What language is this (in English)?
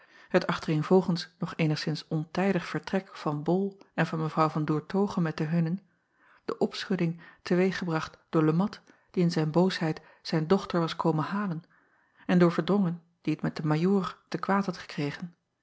Dutch